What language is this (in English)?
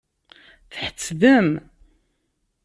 Kabyle